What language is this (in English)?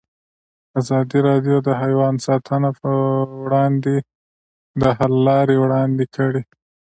Pashto